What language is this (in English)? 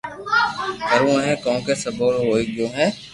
Loarki